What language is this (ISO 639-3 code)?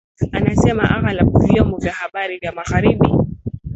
swa